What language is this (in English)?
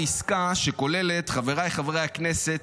Hebrew